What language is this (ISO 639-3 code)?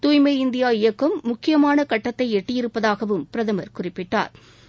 tam